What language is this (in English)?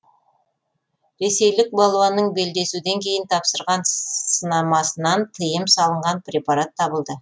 Kazakh